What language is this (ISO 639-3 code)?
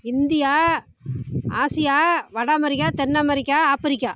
tam